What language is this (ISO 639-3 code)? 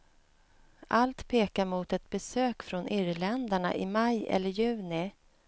swe